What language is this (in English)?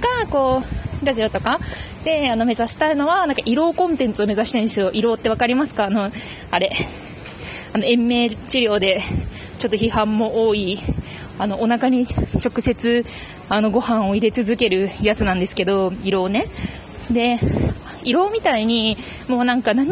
Japanese